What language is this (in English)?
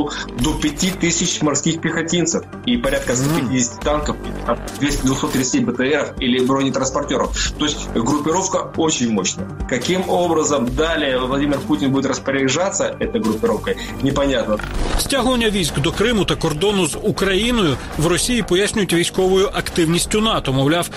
Ukrainian